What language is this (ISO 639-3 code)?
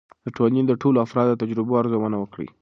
pus